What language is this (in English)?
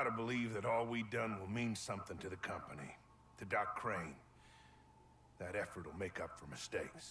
German